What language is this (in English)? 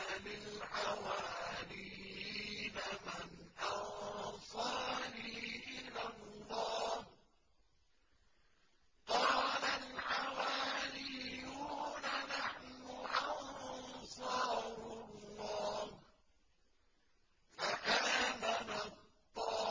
Arabic